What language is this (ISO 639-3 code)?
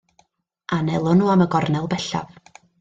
cym